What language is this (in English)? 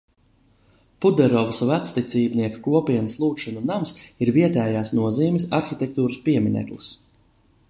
Latvian